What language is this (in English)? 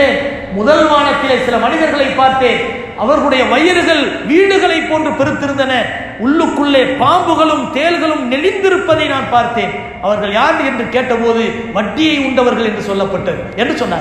Arabic